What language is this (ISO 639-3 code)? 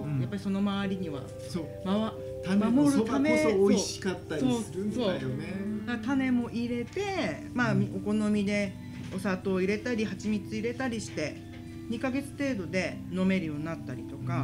jpn